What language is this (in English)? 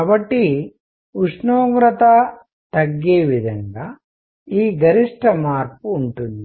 Telugu